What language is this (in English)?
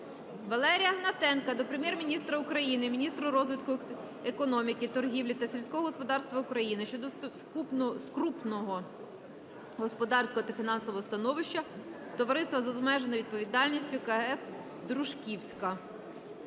Ukrainian